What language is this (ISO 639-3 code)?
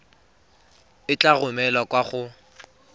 tsn